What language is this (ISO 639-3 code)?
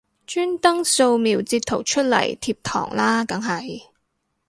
yue